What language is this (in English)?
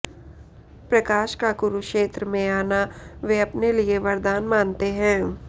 Hindi